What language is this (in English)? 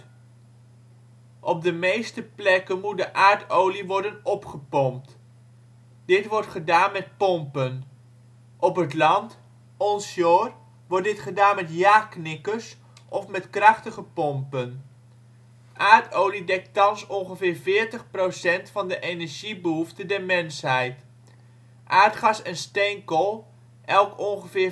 Dutch